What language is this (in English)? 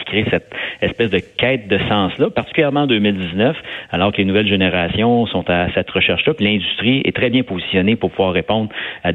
French